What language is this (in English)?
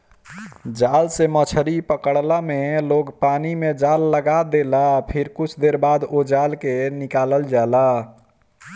Bhojpuri